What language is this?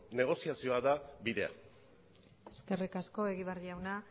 Basque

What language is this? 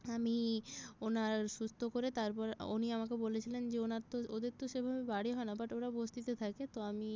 Bangla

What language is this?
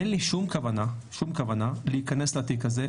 Hebrew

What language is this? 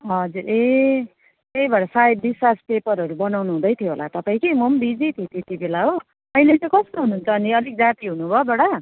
Nepali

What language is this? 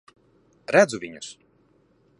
Latvian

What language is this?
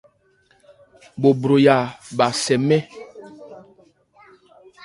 Ebrié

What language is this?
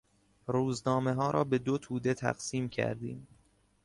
Persian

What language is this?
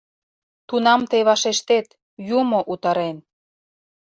Mari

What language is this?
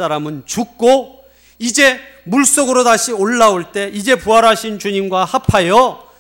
Korean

